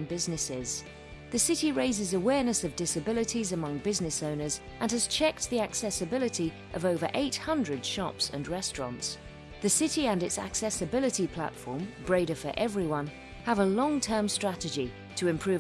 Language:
English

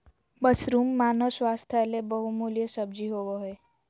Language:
Magahi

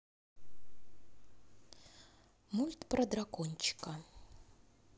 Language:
Russian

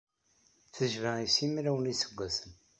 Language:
Kabyle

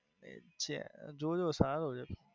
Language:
Gujarati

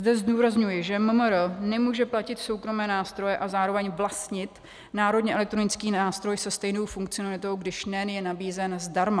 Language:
Czech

